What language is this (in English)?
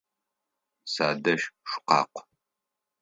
Adyghe